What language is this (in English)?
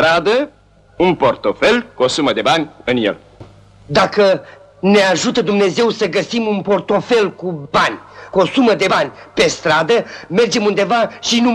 Romanian